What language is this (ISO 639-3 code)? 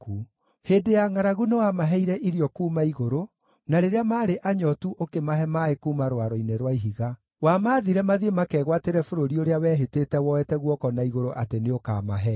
kik